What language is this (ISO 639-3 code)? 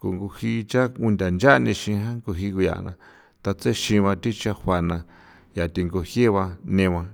pow